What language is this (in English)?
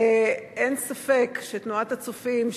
Hebrew